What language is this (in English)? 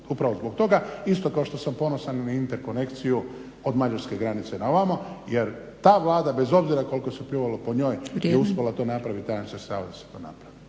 Croatian